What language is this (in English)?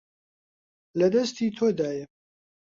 Central Kurdish